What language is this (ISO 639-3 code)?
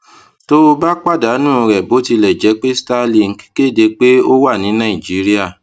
yor